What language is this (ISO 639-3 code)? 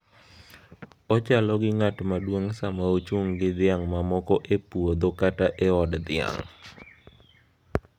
luo